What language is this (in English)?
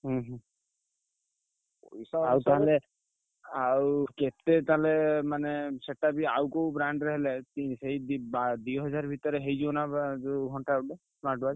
Odia